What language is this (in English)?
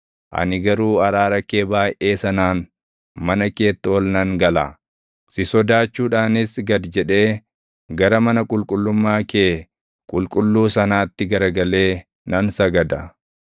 Oromo